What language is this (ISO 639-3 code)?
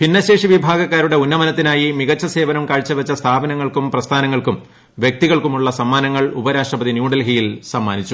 mal